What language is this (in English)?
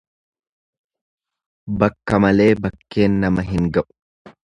Oromo